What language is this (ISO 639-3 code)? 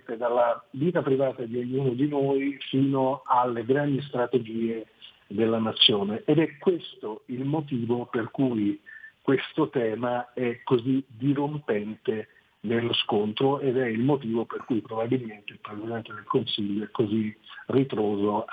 ita